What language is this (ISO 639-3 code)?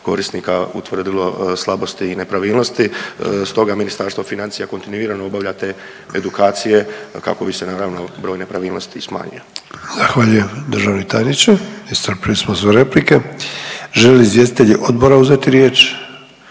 hrv